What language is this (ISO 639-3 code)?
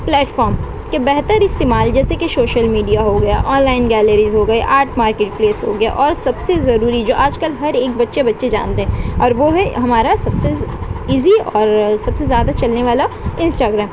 urd